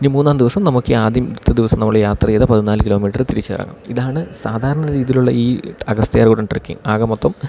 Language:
Malayalam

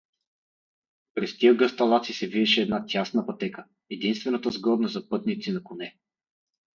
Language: Bulgarian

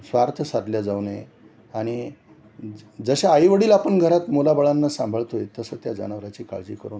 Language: Marathi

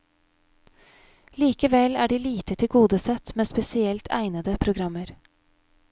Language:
Norwegian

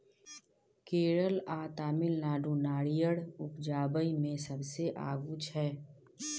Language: Maithili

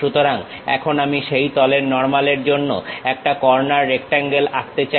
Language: Bangla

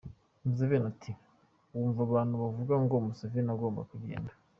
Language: Kinyarwanda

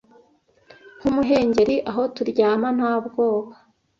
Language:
Kinyarwanda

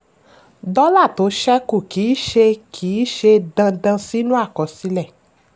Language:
Yoruba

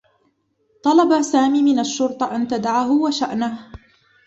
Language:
Arabic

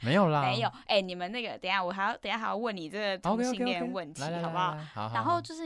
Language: Chinese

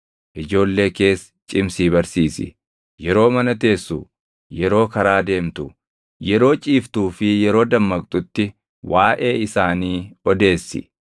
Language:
Oromo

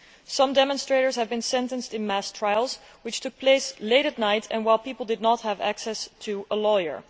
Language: English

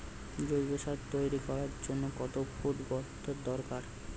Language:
Bangla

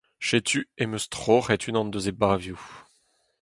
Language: Breton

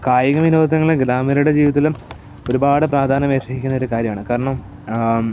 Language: Malayalam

